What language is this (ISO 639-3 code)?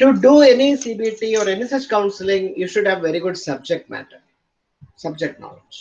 eng